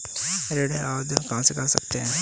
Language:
Hindi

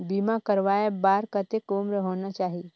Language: Chhattisgarhi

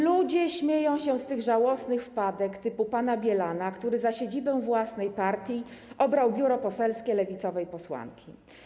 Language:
Polish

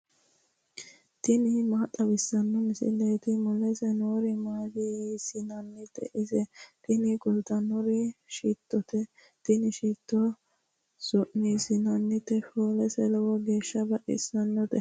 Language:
Sidamo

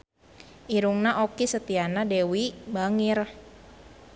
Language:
Sundanese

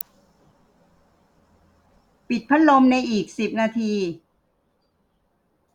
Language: Thai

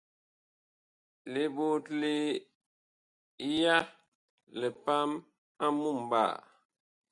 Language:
Bakoko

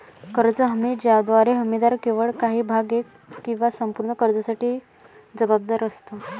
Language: Marathi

